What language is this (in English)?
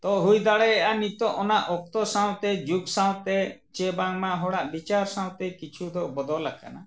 Santali